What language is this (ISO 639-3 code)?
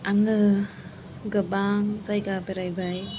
brx